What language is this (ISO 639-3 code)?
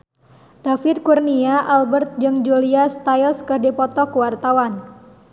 sun